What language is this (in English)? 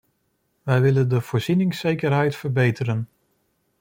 Dutch